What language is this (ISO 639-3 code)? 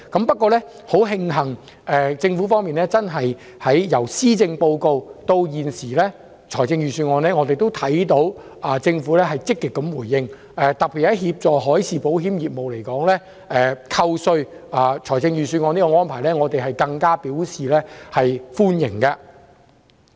yue